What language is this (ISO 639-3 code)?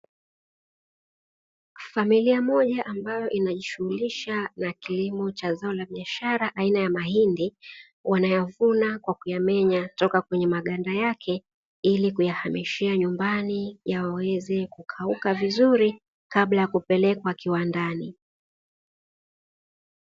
swa